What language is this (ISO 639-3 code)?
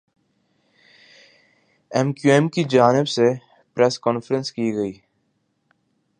urd